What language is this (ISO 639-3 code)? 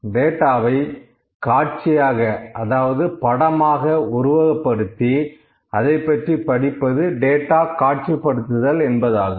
tam